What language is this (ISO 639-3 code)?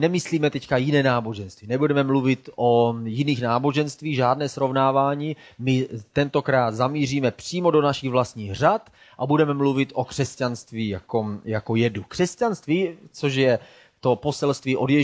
ces